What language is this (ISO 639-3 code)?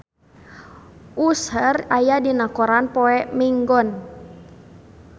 sun